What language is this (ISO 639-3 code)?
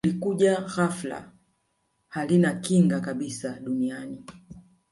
swa